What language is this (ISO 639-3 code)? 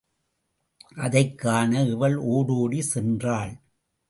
tam